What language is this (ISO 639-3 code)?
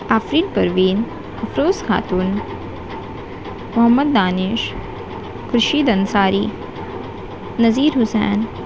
urd